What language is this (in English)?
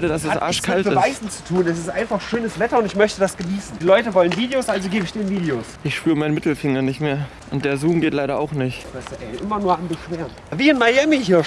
German